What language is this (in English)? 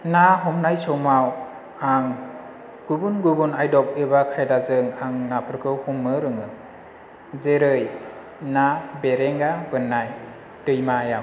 Bodo